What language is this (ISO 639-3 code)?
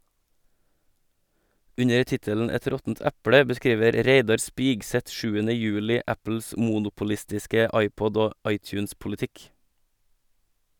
nor